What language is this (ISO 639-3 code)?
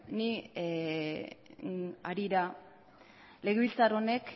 eus